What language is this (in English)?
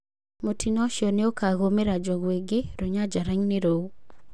Kikuyu